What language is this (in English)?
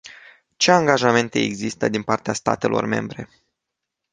Romanian